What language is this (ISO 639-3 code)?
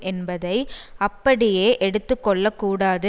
tam